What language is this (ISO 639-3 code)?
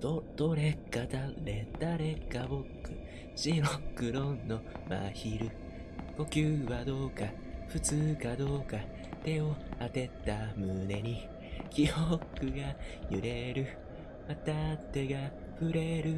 jpn